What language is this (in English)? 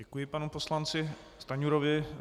Czech